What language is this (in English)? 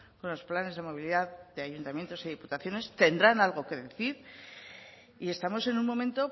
Spanish